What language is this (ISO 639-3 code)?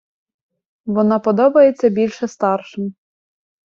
ukr